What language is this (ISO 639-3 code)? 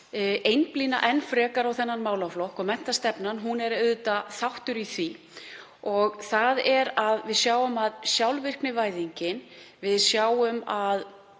isl